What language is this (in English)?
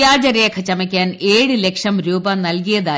Malayalam